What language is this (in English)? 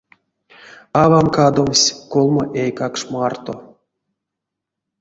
Erzya